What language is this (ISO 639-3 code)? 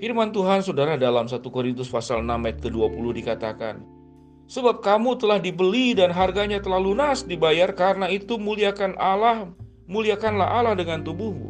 ind